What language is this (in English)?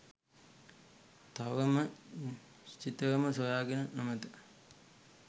Sinhala